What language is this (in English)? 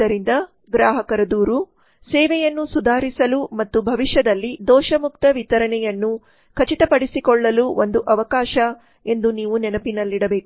Kannada